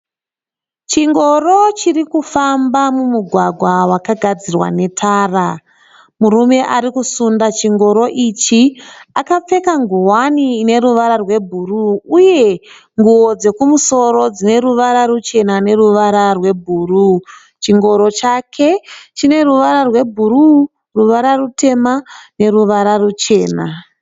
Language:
Shona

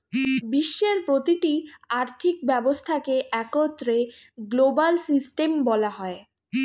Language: Bangla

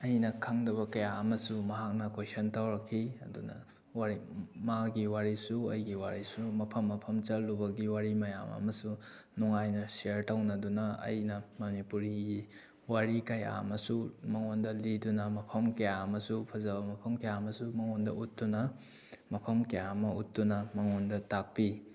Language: Manipuri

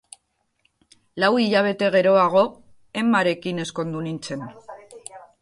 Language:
Basque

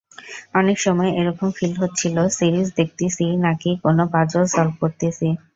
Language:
Bangla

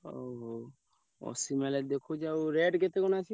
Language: Odia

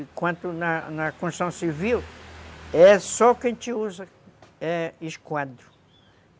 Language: Portuguese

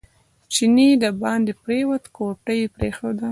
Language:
Pashto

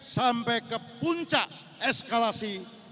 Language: Indonesian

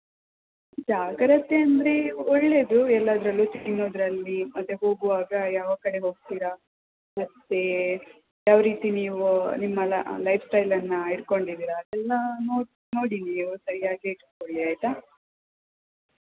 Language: Kannada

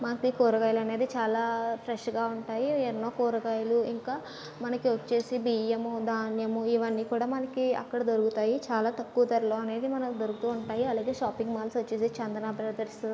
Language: Telugu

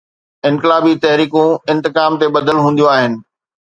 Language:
Sindhi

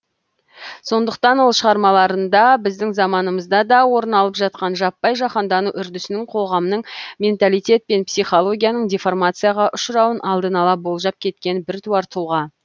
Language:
Kazakh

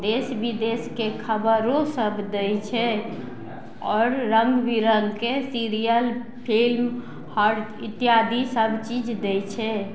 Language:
Maithili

